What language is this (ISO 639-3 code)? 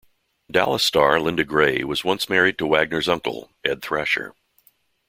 eng